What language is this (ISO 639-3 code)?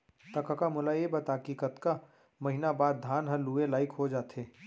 hne